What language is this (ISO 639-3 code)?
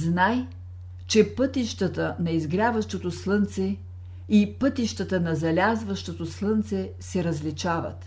bul